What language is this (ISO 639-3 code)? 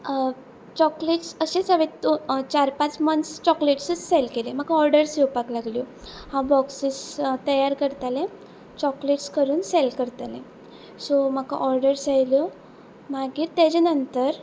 kok